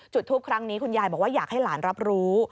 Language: Thai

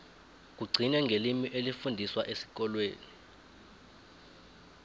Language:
South Ndebele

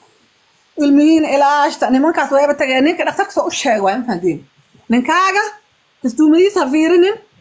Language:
Arabic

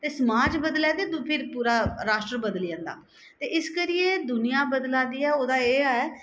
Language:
Dogri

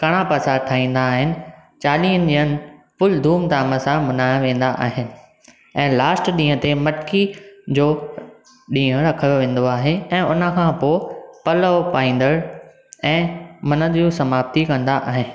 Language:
Sindhi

